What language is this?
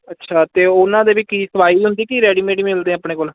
Punjabi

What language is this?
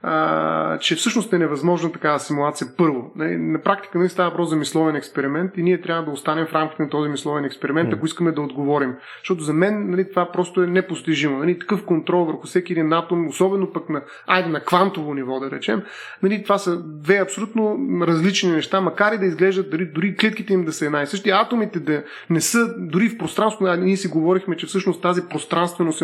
Bulgarian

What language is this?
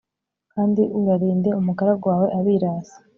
Kinyarwanda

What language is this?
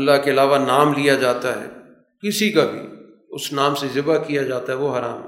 Urdu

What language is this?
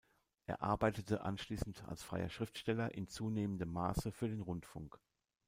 German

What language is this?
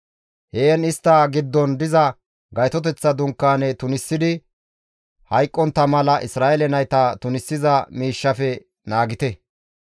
Gamo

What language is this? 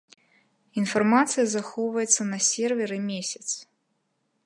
Belarusian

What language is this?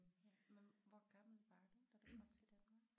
Danish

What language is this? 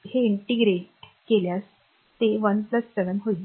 Marathi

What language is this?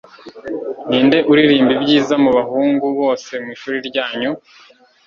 Kinyarwanda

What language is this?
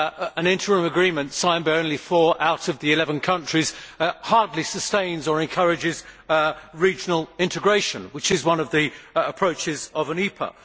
English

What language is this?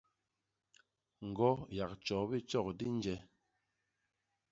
Basaa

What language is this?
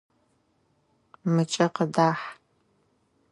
Adyghe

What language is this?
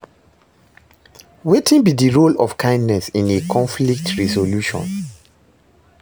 Nigerian Pidgin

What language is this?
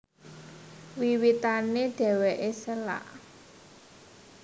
Javanese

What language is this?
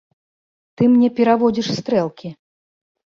Belarusian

